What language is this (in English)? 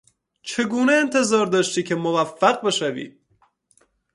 Persian